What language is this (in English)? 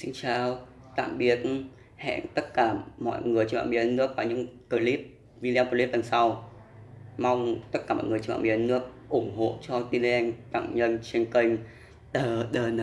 Vietnamese